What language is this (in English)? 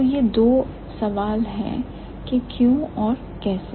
Hindi